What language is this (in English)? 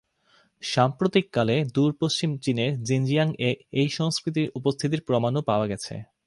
Bangla